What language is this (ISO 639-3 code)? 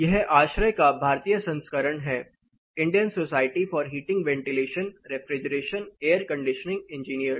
hin